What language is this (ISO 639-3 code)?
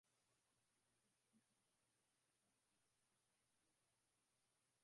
swa